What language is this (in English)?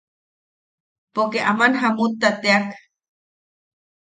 Yaqui